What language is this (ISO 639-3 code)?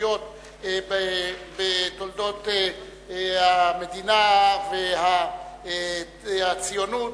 heb